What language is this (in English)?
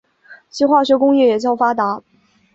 Chinese